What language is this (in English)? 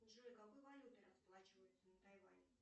Russian